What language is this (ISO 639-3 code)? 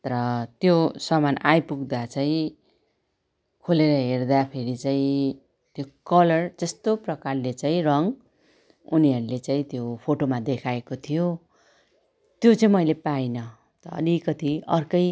nep